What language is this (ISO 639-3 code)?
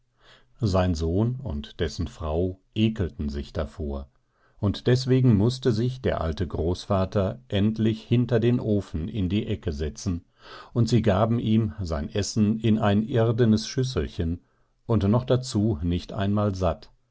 deu